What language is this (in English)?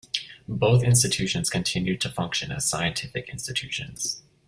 English